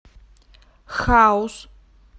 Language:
Russian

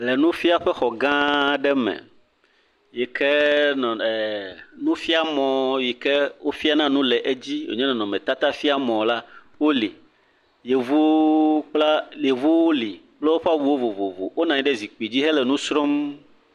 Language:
Ewe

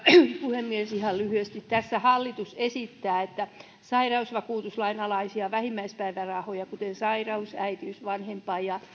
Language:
Finnish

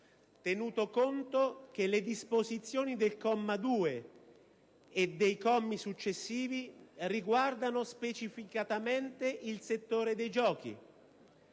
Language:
Italian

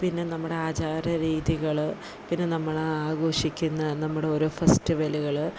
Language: Malayalam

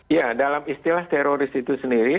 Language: Indonesian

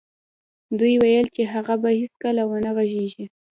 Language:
Pashto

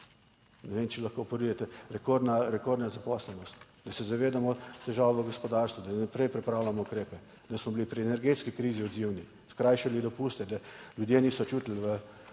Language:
Slovenian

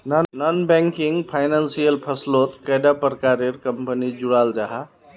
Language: Magahi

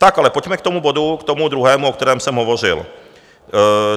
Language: Czech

